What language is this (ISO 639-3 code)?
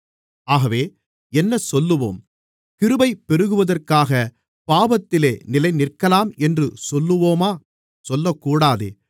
tam